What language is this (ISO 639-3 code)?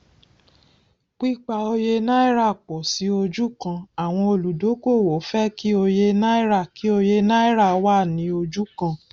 yor